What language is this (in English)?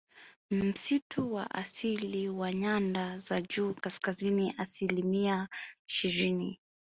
Swahili